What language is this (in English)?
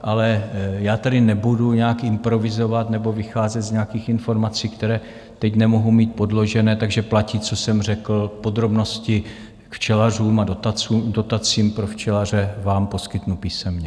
Czech